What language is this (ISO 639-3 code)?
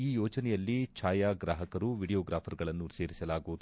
kan